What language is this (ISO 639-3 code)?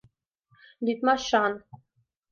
chm